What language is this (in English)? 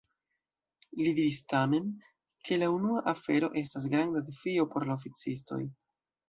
Esperanto